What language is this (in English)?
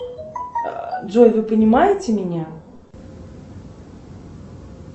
Russian